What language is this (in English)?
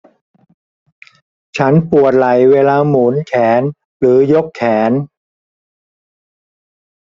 Thai